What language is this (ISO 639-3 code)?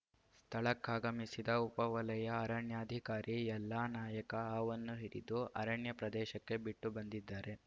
kan